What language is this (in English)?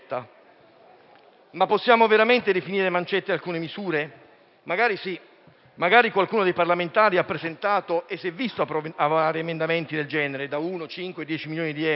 Italian